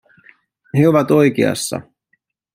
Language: Finnish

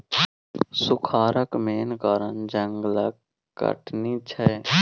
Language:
Maithili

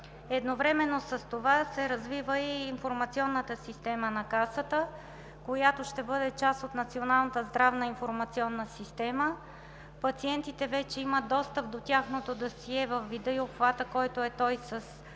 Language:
Bulgarian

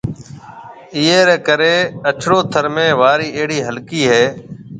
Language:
Marwari (Pakistan)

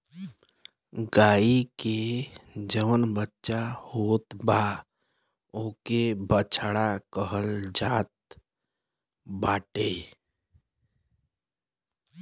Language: Bhojpuri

